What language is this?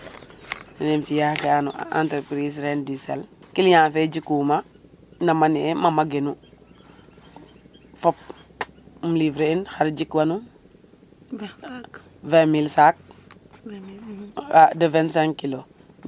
Serer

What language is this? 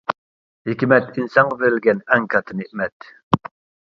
Uyghur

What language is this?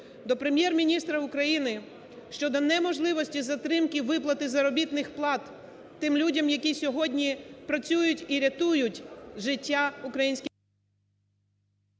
Ukrainian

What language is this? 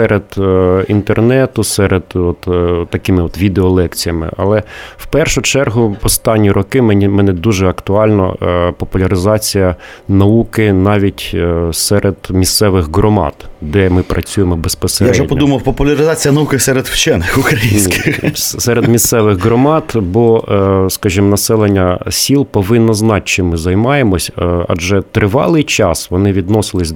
Ukrainian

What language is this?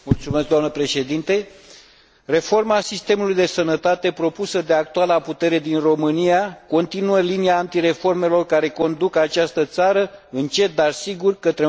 Romanian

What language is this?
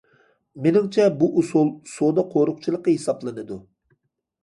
Uyghur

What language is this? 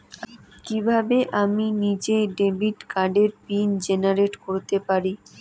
Bangla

